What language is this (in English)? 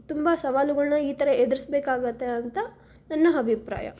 Kannada